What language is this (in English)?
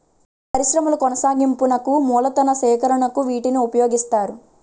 Telugu